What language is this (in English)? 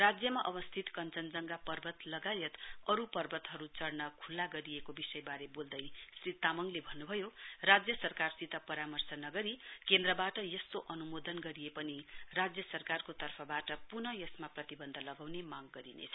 Nepali